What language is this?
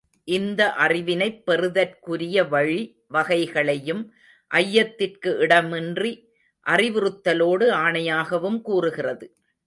Tamil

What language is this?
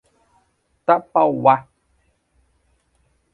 Portuguese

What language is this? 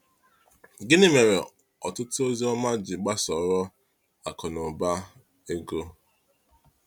Igbo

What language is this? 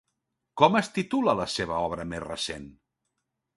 Catalan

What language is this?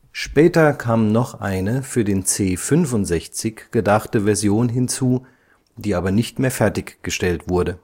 German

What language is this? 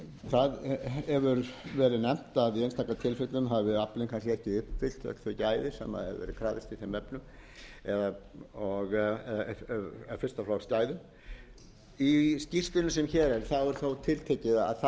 Icelandic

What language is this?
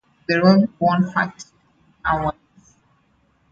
English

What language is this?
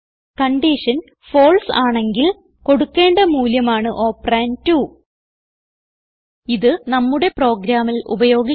Malayalam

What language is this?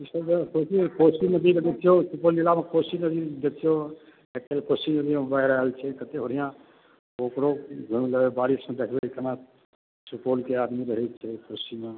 Maithili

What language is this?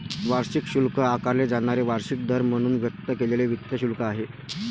Marathi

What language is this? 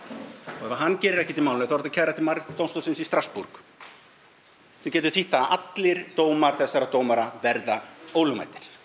Icelandic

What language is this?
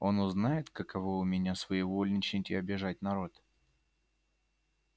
Russian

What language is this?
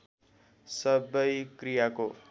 Nepali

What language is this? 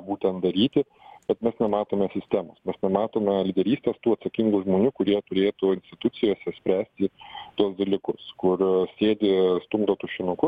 Lithuanian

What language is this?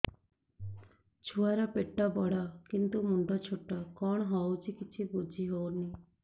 Odia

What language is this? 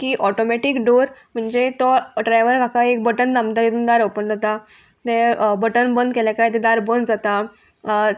Konkani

